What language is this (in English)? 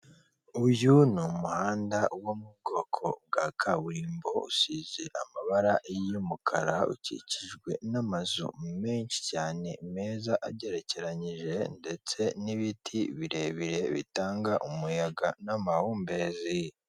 Kinyarwanda